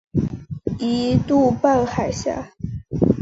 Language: Chinese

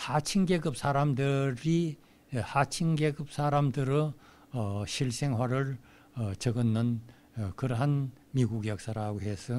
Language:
Korean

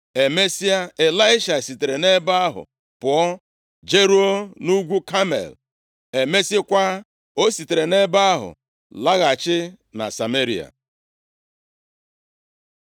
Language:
Igbo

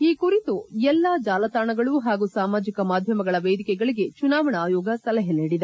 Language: Kannada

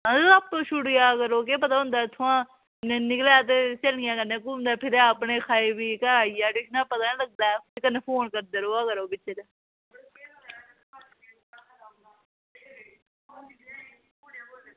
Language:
Dogri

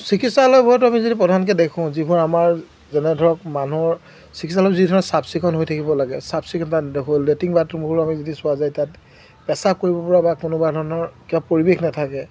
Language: Assamese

